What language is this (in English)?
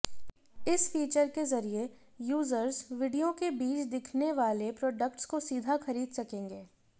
Hindi